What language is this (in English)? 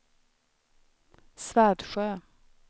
Swedish